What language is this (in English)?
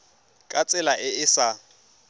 Tswana